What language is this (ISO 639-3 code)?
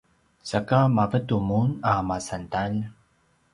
pwn